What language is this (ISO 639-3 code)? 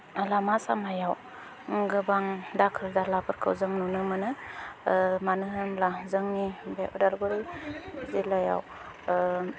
brx